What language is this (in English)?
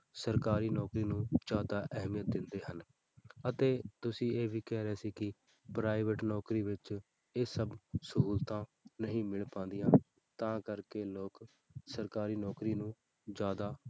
Punjabi